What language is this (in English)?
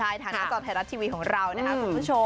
Thai